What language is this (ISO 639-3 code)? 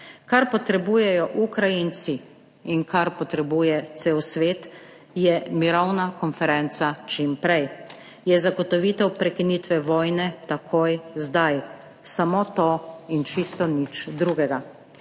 slv